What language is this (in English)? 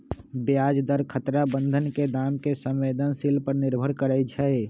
Magahi